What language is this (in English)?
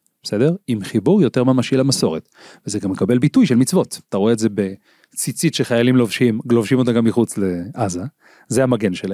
Hebrew